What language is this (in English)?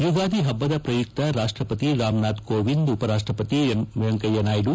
Kannada